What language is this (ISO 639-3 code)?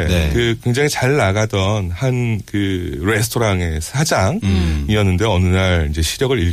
kor